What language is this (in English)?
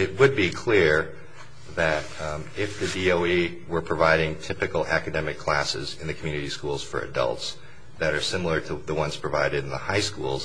English